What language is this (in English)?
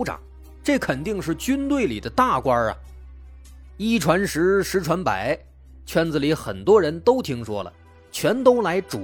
Chinese